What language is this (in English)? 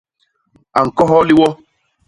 Basaa